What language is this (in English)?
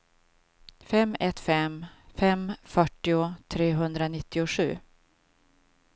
Swedish